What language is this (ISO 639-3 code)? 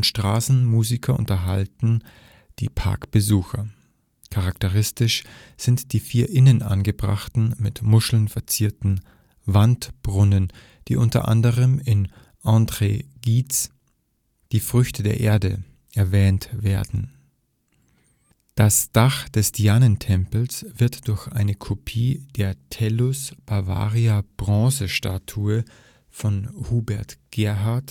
deu